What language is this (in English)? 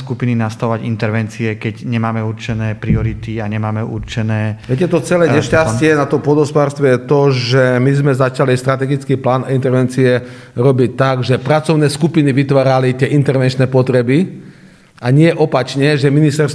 Slovak